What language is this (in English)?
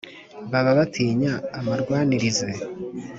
Kinyarwanda